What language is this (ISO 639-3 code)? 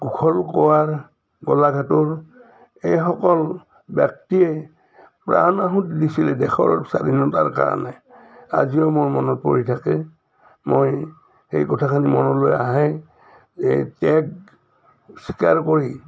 asm